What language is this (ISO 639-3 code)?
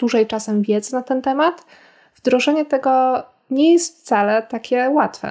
pol